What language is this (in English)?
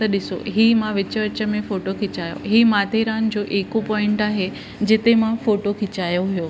Sindhi